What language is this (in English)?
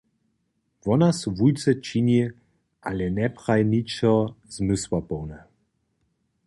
Upper Sorbian